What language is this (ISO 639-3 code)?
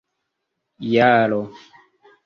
epo